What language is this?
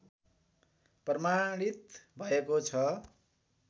Nepali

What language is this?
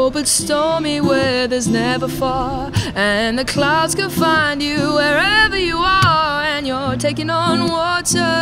English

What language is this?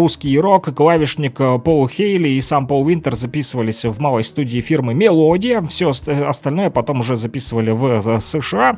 Russian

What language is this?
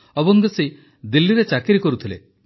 Odia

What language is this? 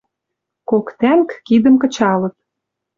Western Mari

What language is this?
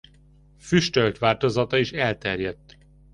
Hungarian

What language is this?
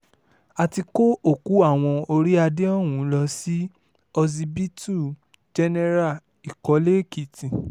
Yoruba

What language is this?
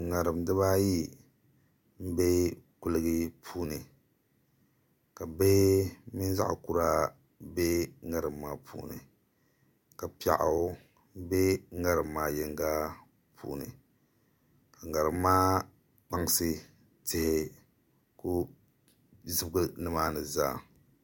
Dagbani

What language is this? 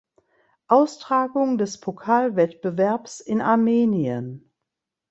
German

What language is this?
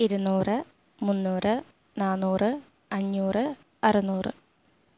Malayalam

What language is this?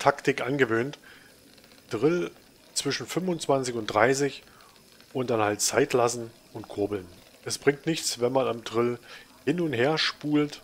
German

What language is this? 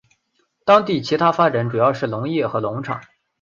Chinese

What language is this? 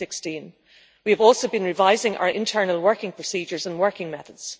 English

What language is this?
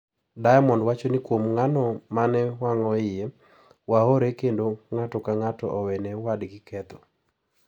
Luo (Kenya and Tanzania)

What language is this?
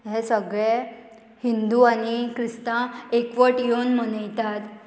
Konkani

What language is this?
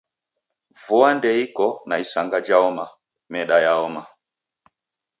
Taita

